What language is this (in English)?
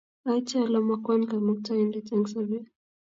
Kalenjin